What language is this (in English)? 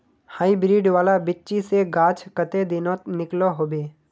Magahi